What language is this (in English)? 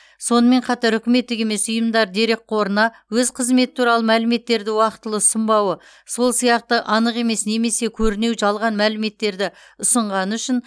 Kazakh